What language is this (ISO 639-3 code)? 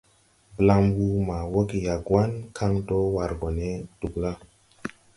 tui